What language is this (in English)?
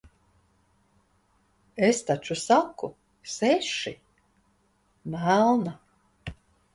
Latvian